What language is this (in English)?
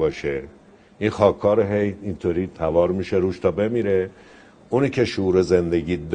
Persian